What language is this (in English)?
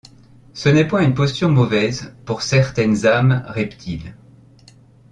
French